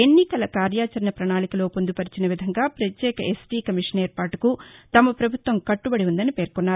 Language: Telugu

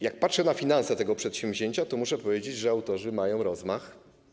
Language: Polish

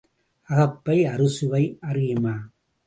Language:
Tamil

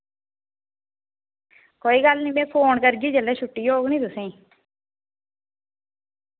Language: Dogri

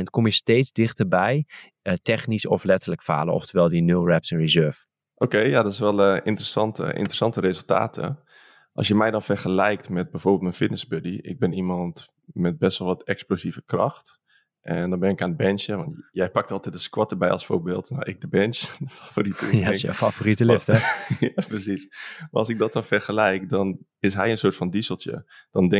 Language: Dutch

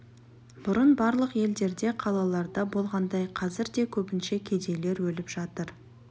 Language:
Kazakh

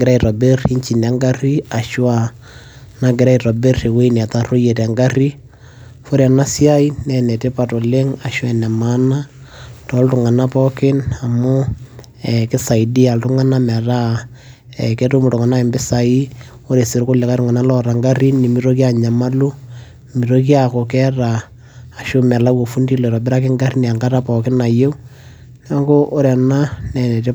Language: Masai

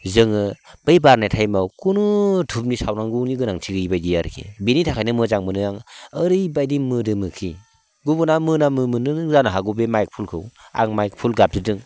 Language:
Bodo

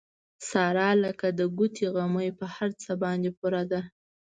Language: Pashto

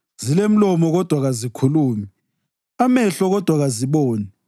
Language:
North Ndebele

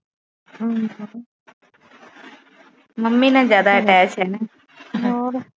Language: Punjabi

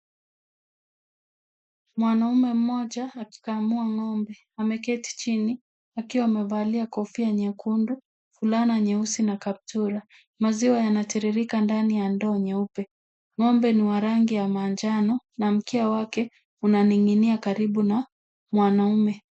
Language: Swahili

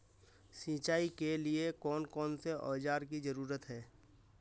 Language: Magahi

